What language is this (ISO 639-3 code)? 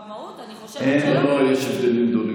heb